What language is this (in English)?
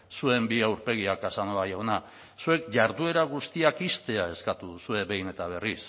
Basque